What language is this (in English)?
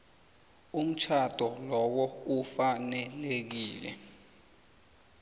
South Ndebele